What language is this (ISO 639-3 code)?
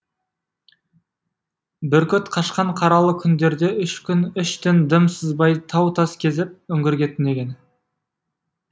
kaz